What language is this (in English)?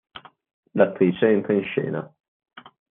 Italian